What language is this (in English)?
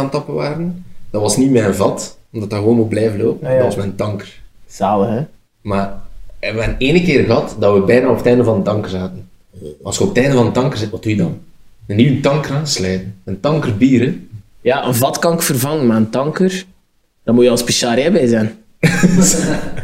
Dutch